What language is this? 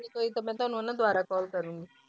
Punjabi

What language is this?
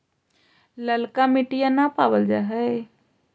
Magahi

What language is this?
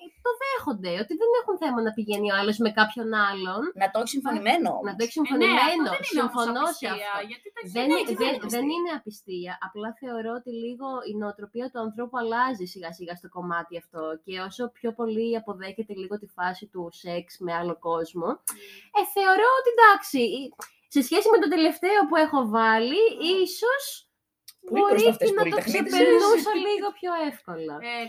Greek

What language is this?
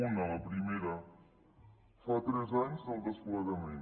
Catalan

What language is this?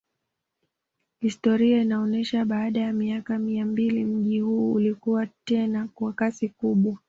Swahili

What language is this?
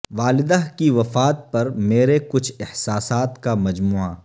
Urdu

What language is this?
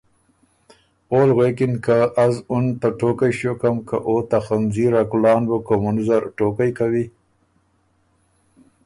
Ormuri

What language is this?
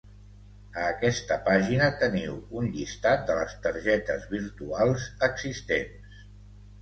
Catalan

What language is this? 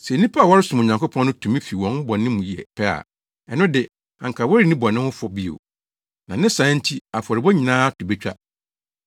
Akan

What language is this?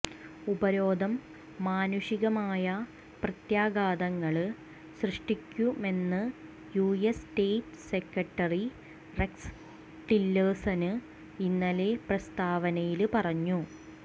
Malayalam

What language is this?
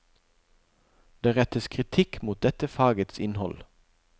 Norwegian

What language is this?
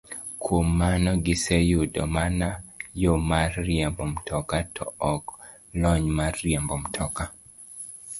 Luo (Kenya and Tanzania)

